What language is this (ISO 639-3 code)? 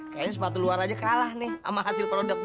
ind